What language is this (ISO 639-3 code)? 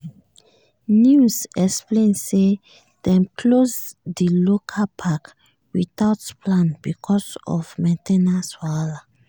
pcm